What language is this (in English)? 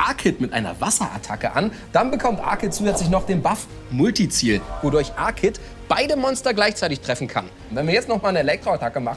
German